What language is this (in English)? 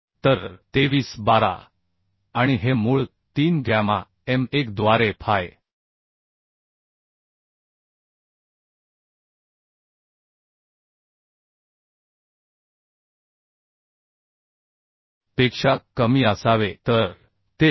Marathi